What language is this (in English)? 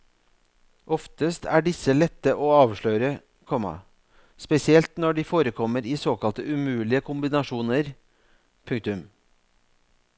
Norwegian